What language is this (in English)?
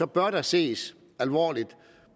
Danish